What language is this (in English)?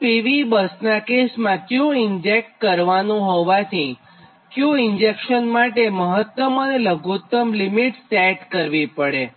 Gujarati